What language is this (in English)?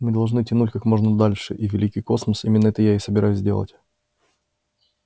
Russian